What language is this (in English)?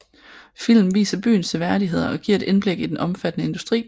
Danish